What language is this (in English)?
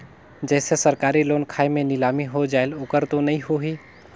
Chhattisgarhi